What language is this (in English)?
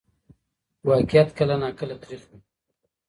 Pashto